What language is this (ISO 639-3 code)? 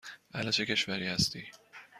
fas